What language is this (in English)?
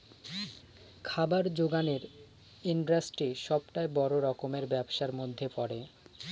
Bangla